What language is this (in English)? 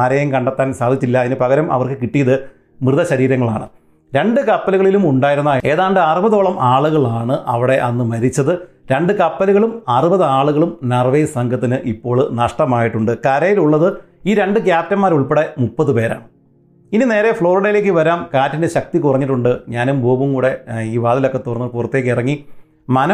Malayalam